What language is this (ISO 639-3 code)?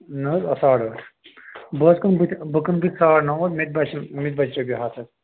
kas